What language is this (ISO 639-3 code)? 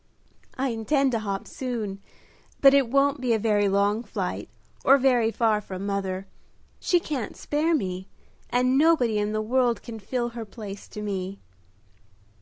eng